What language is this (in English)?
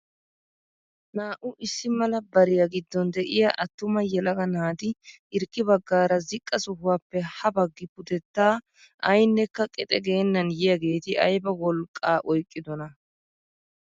Wolaytta